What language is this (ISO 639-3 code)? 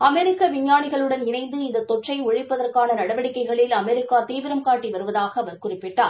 tam